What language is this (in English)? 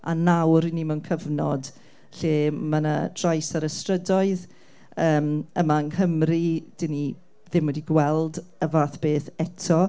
Welsh